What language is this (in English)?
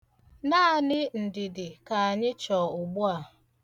Igbo